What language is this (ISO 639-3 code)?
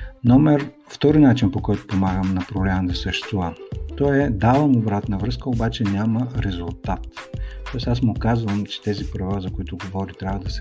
bul